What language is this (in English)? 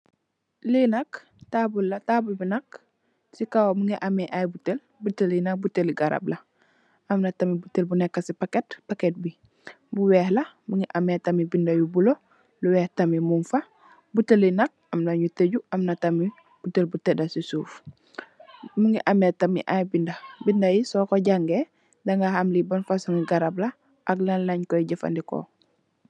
Wolof